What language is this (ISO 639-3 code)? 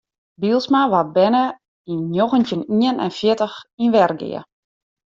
fry